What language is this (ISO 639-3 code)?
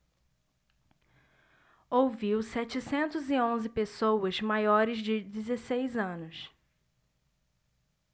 por